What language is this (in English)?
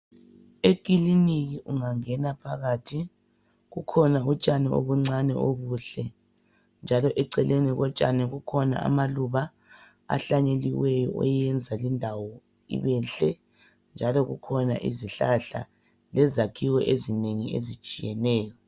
North Ndebele